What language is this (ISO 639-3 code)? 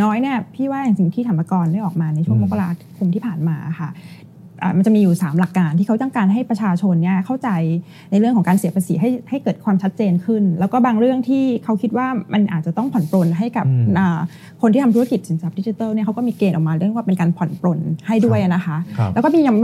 tha